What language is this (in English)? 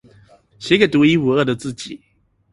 Chinese